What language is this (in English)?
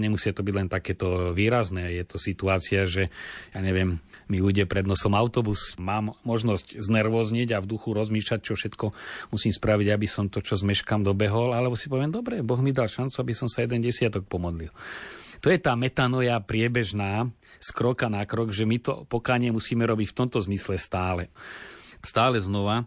Slovak